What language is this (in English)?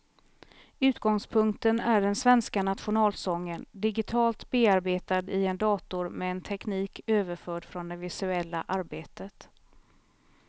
Swedish